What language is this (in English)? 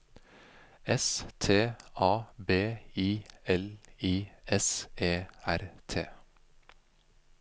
Norwegian